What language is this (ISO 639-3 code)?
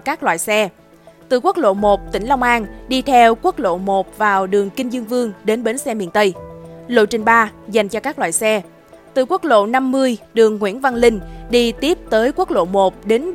vie